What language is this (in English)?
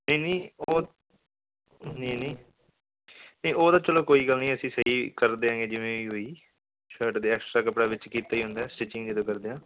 Punjabi